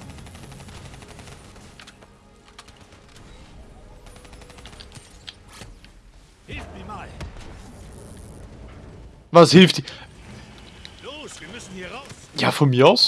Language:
German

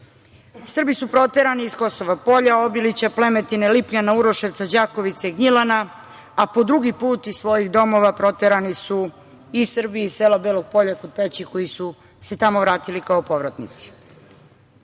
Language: Serbian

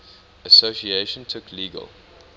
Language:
English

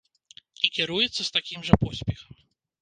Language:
Belarusian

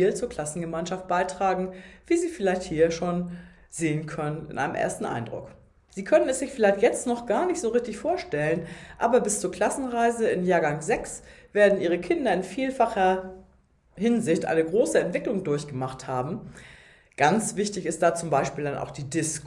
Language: German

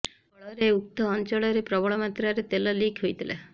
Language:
Odia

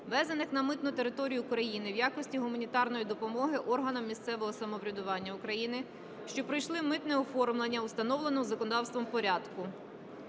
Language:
Ukrainian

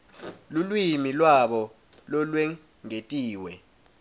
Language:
Swati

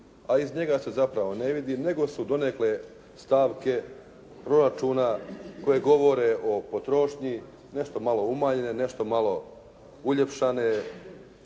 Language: Croatian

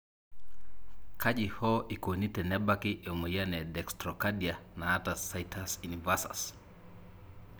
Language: Masai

